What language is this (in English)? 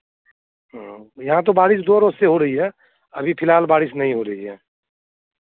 Hindi